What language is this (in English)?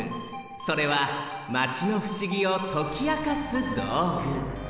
Japanese